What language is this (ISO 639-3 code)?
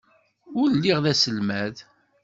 kab